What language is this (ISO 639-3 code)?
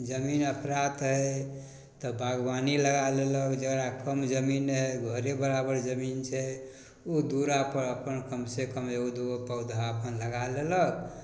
mai